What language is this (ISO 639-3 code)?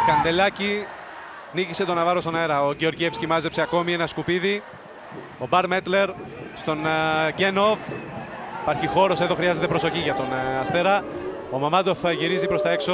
ell